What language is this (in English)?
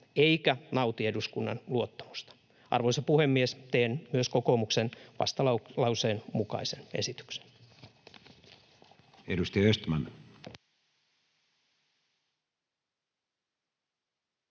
Finnish